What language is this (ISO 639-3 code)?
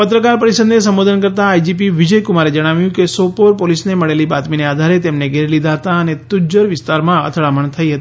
guj